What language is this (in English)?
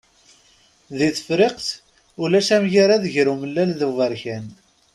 Kabyle